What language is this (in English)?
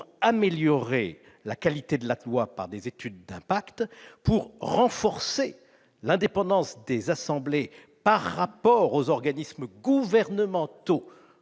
French